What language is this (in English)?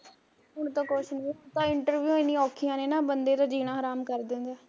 Punjabi